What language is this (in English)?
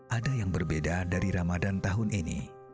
Indonesian